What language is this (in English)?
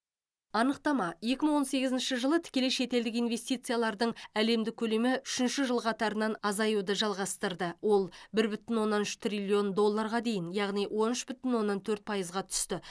Kazakh